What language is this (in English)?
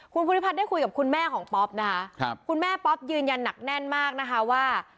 Thai